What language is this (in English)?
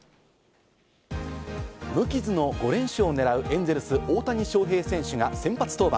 Japanese